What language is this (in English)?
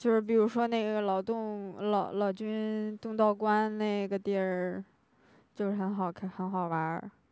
Chinese